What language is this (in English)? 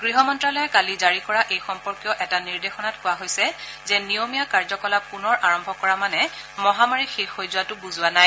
Assamese